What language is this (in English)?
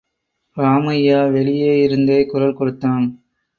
Tamil